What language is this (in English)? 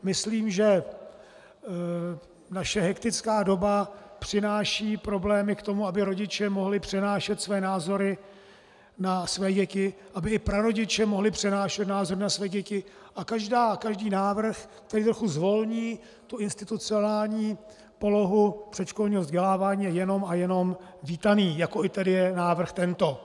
Czech